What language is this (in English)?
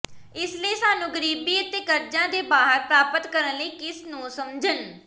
Punjabi